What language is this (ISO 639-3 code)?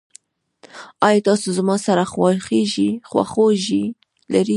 pus